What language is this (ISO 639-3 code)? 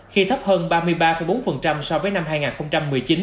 vie